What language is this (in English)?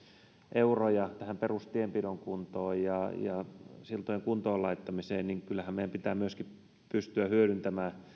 Finnish